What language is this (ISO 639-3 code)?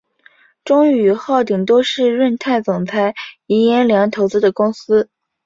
zho